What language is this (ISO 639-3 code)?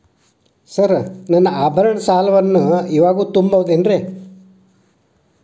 kan